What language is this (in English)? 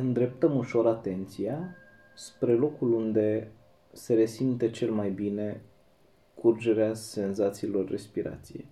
Romanian